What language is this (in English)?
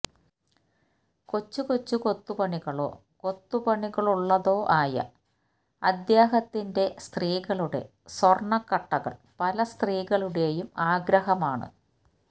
Malayalam